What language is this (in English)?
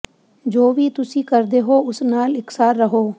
Punjabi